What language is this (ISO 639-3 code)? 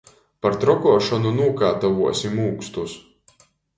ltg